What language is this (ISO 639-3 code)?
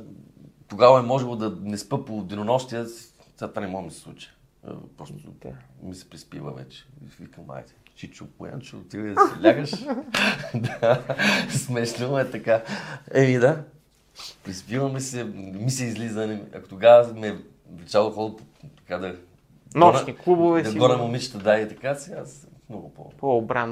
bul